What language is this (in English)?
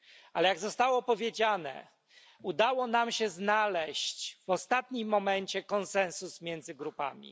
Polish